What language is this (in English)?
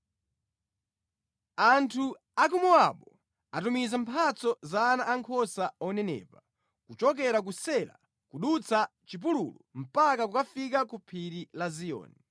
Nyanja